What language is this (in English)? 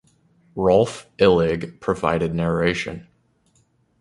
English